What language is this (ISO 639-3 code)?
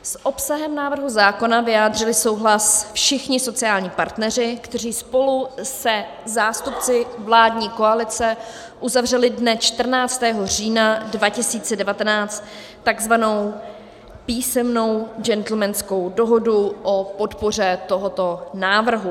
ces